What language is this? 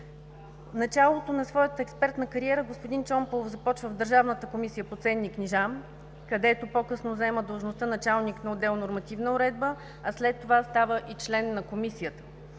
Bulgarian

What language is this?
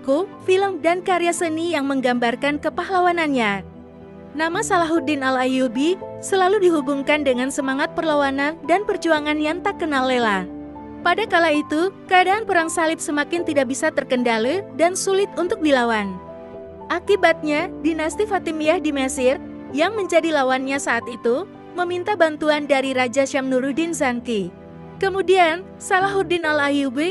Indonesian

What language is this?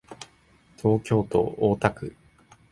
Japanese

